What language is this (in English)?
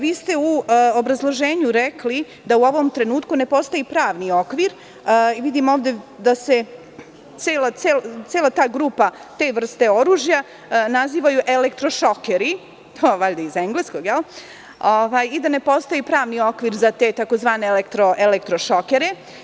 Serbian